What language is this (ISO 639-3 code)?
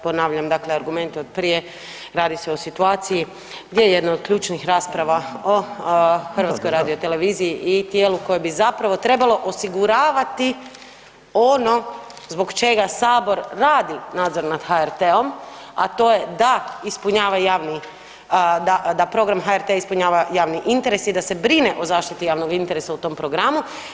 hrv